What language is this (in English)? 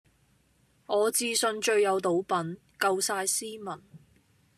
Cantonese